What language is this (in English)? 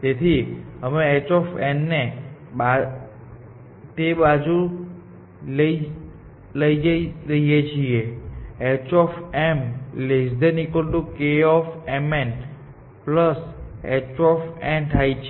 Gujarati